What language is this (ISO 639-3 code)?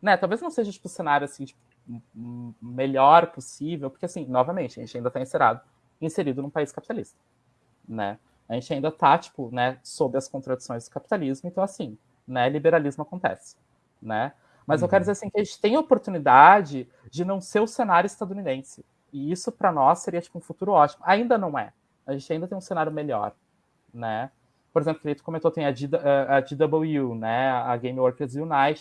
por